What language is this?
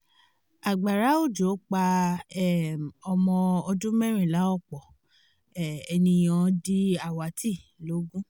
Yoruba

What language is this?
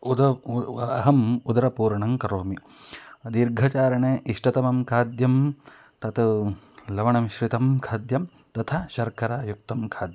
Sanskrit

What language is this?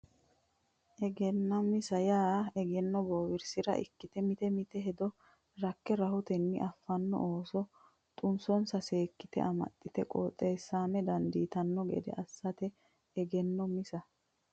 Sidamo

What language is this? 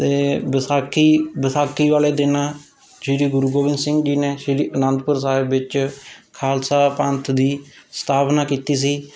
Punjabi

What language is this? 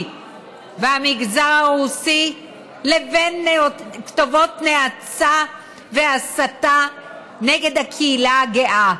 Hebrew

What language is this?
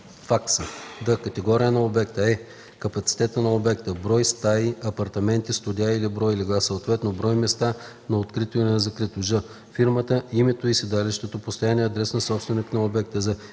Bulgarian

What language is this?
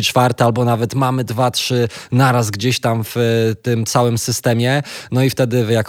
Polish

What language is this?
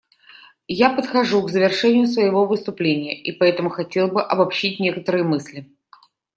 Russian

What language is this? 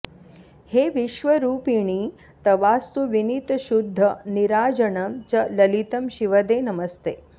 Sanskrit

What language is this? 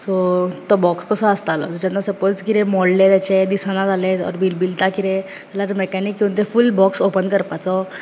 Konkani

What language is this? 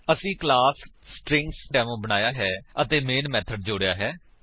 Punjabi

